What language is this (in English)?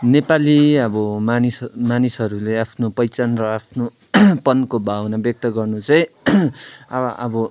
Nepali